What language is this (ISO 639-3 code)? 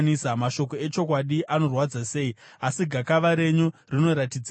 sna